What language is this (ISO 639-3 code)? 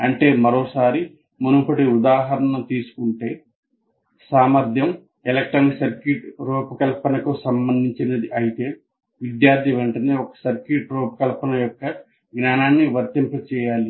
tel